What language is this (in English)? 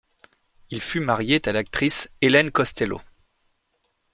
French